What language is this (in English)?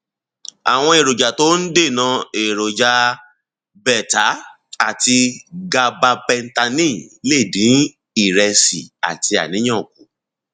Yoruba